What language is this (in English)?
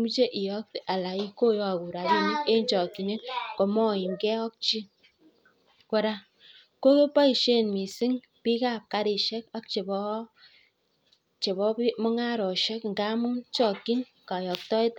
Kalenjin